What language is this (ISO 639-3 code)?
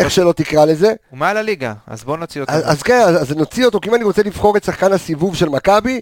heb